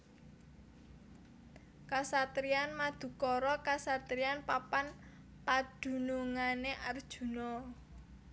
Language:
Javanese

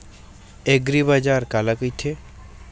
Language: Chhattisgarhi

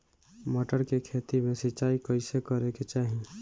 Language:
Bhojpuri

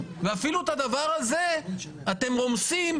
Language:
Hebrew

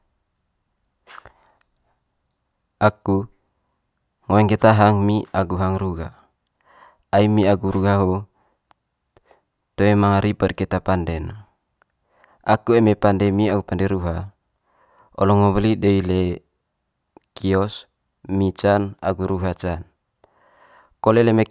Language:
Manggarai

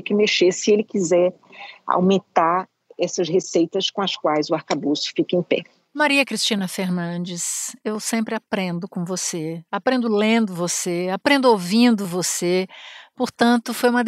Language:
Portuguese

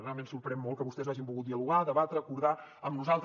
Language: Catalan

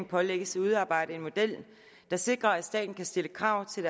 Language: Danish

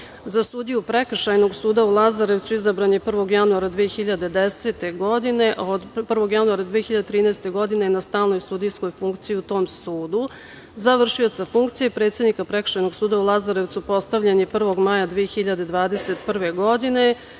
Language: Serbian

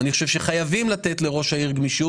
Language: Hebrew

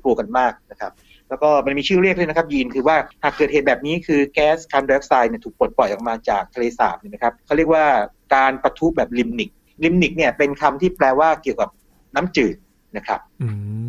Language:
Thai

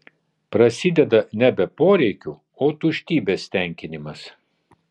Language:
Lithuanian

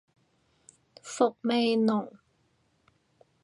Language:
Cantonese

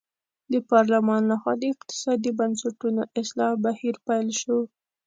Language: Pashto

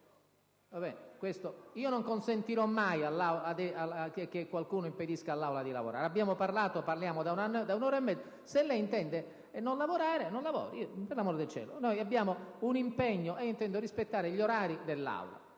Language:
Italian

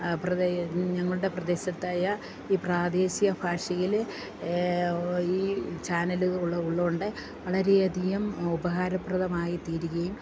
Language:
Malayalam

